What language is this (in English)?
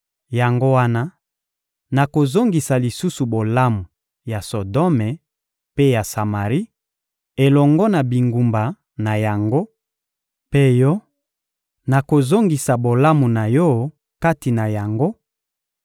Lingala